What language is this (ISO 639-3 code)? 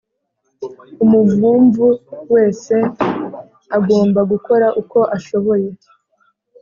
kin